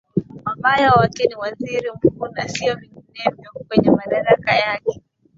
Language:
Swahili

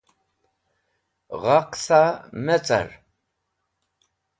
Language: Wakhi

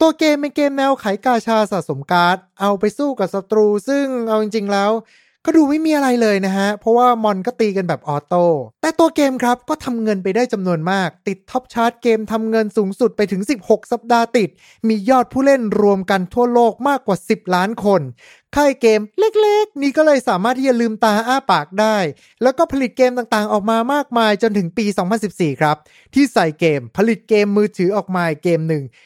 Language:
Thai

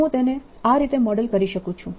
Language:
Gujarati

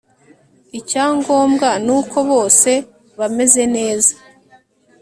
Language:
Kinyarwanda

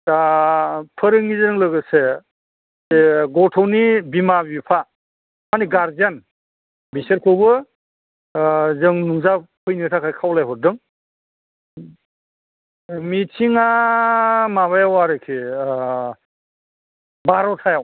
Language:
Bodo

